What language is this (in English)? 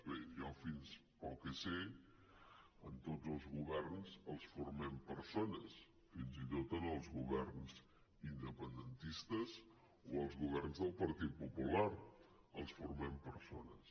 Catalan